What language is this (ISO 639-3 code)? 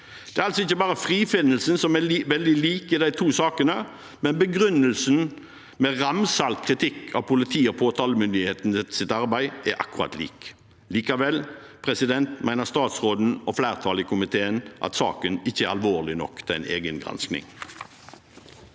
nor